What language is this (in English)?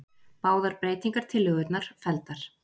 Icelandic